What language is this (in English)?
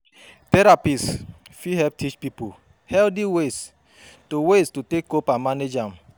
Nigerian Pidgin